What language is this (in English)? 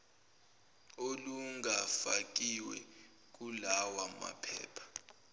Zulu